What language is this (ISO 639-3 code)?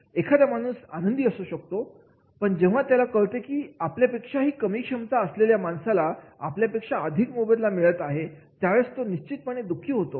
mar